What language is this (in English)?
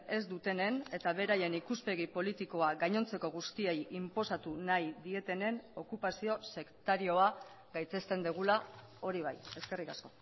Basque